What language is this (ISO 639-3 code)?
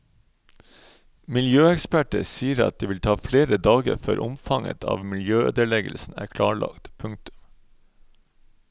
nor